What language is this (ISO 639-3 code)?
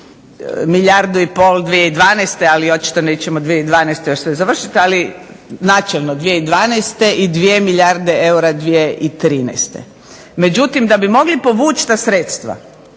hrv